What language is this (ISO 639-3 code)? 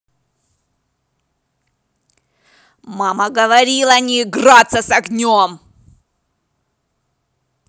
rus